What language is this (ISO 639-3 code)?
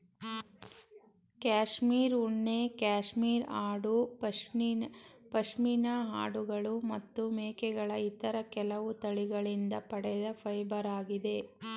kan